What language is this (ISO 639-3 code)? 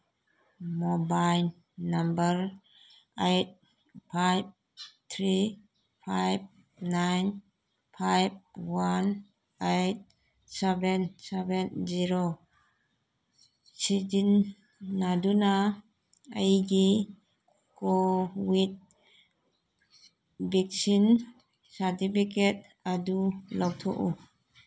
mni